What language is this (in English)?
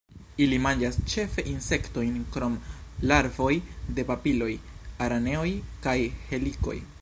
Esperanto